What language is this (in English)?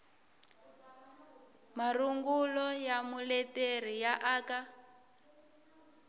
Tsonga